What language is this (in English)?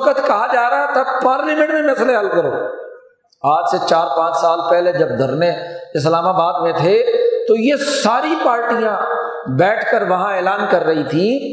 Urdu